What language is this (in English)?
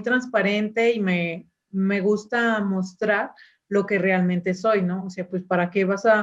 Spanish